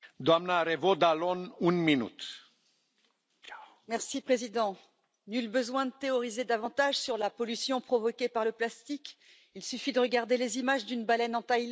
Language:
French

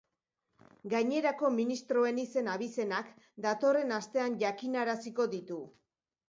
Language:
Basque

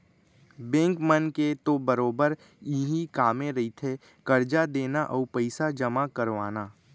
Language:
Chhattisgarhi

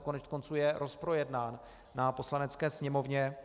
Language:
Czech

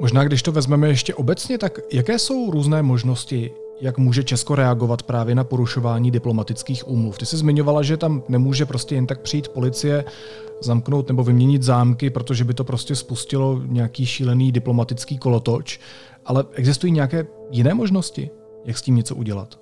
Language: Czech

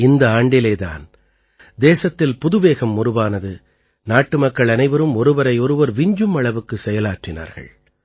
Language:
Tamil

